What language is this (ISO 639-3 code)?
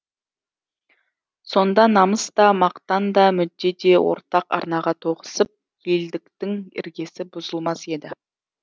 kaz